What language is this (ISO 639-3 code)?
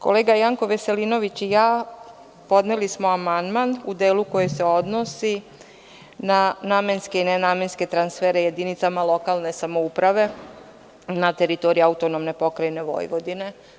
srp